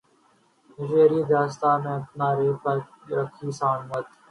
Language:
Urdu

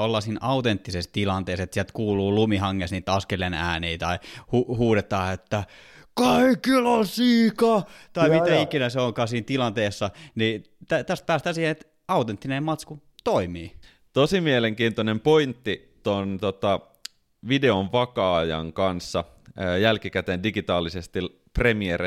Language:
Finnish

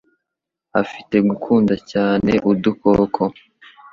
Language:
Kinyarwanda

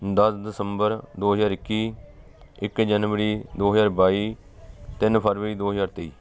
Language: Punjabi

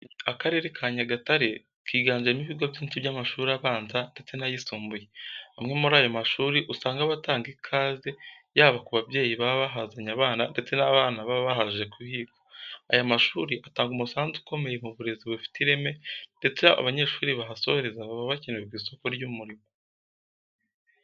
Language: Kinyarwanda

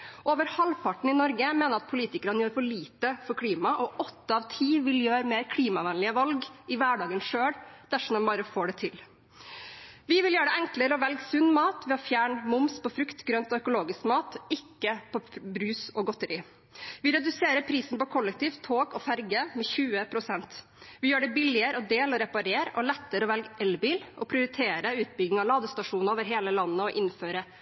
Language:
Norwegian Bokmål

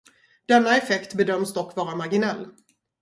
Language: Swedish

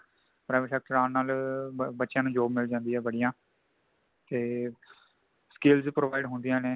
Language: Punjabi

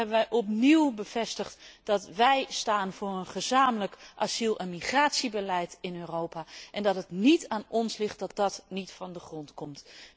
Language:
Dutch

